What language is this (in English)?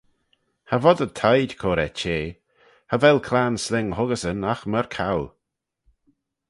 Manx